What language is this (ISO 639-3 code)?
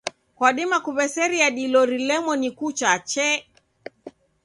dav